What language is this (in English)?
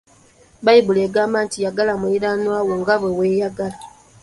Ganda